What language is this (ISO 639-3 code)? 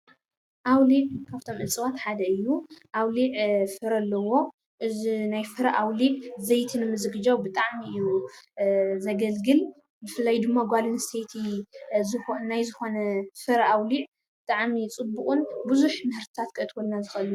tir